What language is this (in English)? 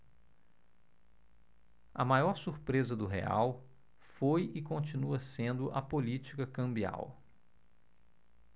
Portuguese